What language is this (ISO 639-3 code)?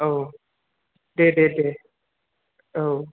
brx